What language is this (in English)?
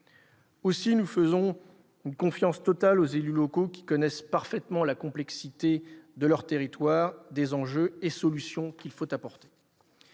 French